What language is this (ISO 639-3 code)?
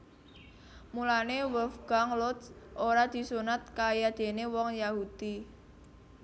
jav